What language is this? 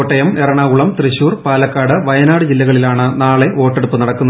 Malayalam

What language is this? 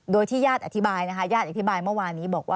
Thai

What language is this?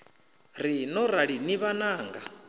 Venda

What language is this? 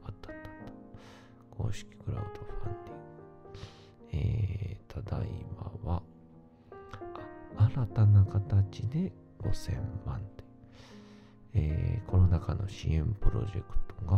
Japanese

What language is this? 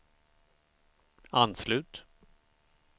Swedish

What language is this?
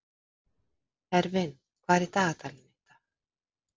Icelandic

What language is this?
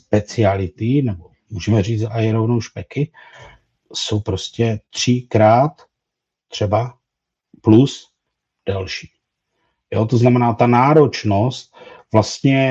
Czech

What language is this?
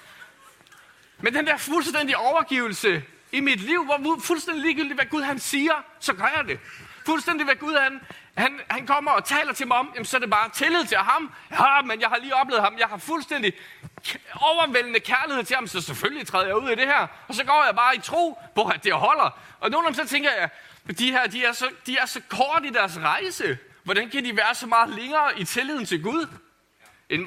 Danish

